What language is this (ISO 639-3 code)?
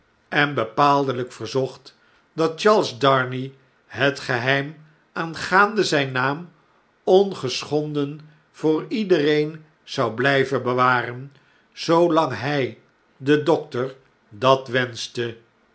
nld